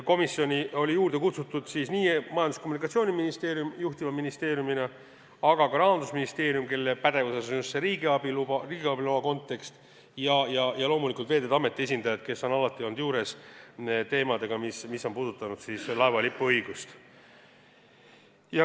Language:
Estonian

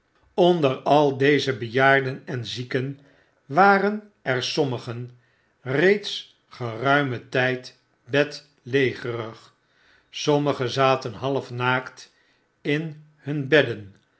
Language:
Dutch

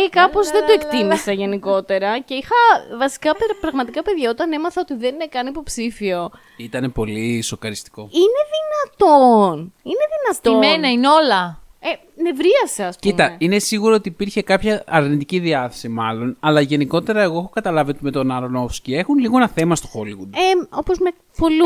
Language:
Greek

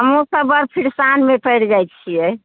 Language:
Maithili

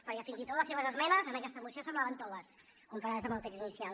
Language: Catalan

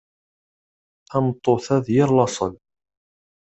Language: Kabyle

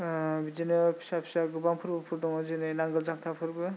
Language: Bodo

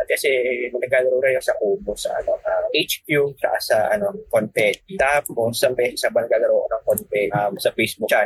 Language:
Filipino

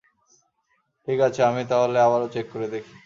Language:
Bangla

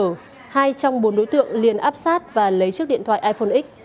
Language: Vietnamese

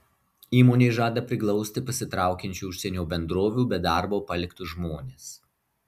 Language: Lithuanian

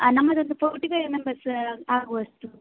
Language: Kannada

